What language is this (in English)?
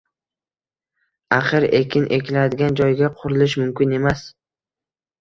Uzbek